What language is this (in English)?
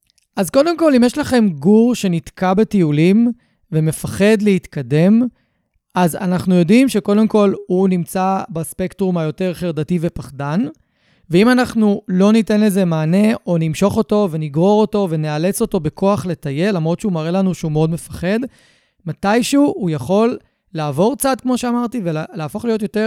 Hebrew